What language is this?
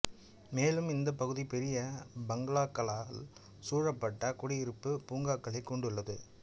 Tamil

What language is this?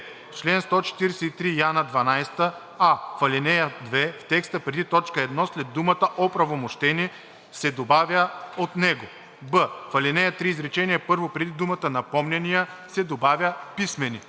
Bulgarian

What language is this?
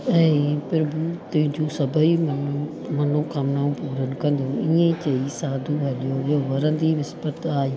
Sindhi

